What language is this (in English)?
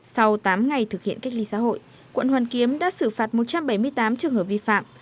Vietnamese